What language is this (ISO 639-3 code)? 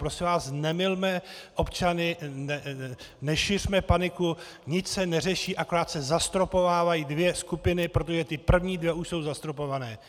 ces